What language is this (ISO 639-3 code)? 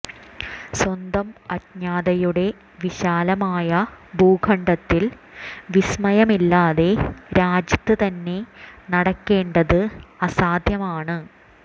mal